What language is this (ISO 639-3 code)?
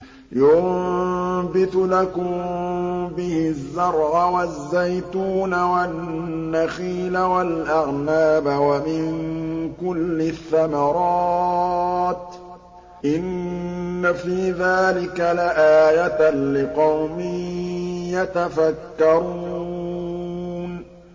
ara